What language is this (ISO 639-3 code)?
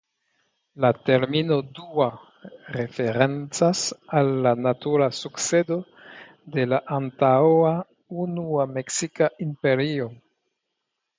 epo